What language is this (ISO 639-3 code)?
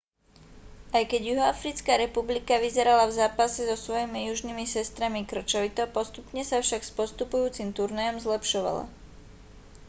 slk